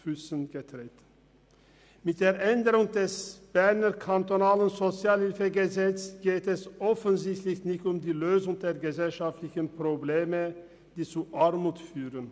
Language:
Swiss German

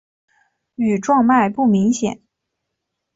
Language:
Chinese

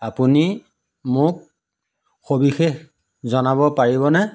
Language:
Assamese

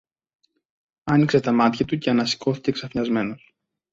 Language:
Greek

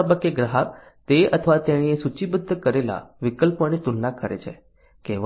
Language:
Gujarati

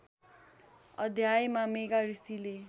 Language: Nepali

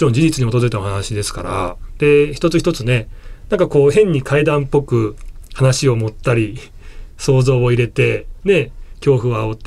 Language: Japanese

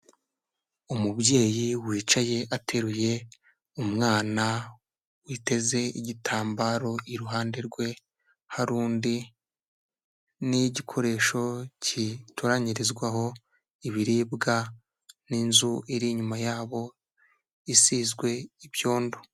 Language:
Kinyarwanda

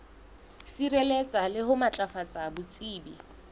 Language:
Southern Sotho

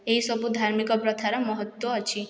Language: Odia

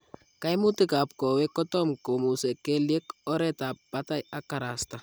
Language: Kalenjin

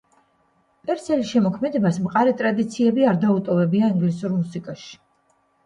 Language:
Georgian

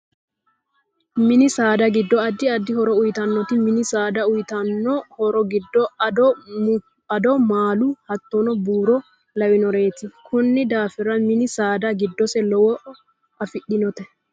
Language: Sidamo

